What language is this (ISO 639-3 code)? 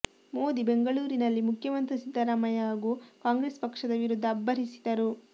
kan